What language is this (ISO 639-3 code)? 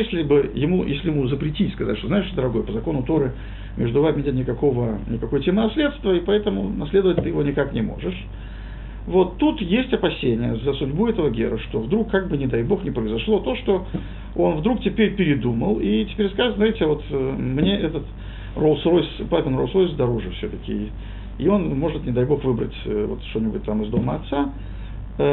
rus